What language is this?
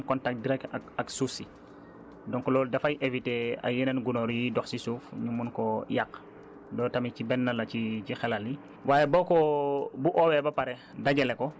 Wolof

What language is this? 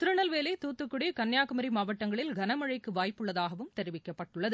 Tamil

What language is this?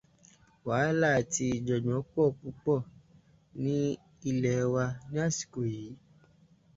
Yoruba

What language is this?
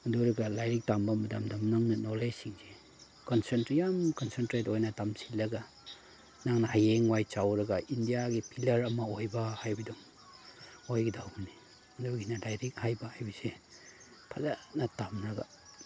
Manipuri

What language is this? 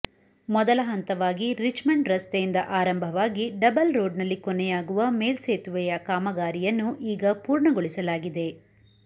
Kannada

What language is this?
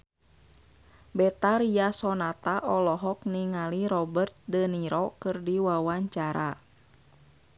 Sundanese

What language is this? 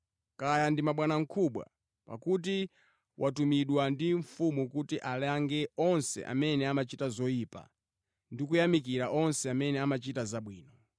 Nyanja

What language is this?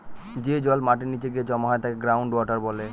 Bangla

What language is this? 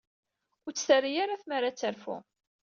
Kabyle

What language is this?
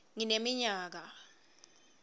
Swati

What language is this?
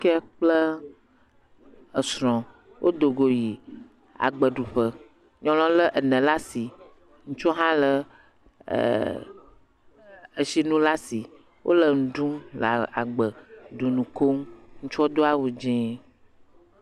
Ewe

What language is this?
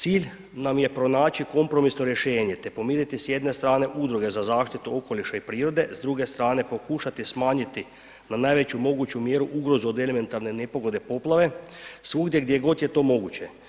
Croatian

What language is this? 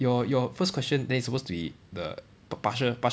English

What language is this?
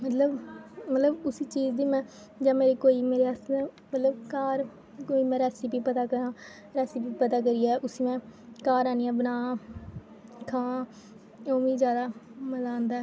Dogri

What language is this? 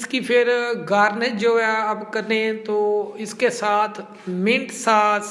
Urdu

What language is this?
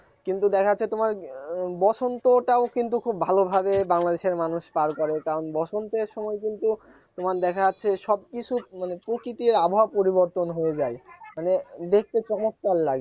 Bangla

